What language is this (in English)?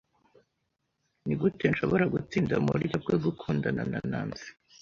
Kinyarwanda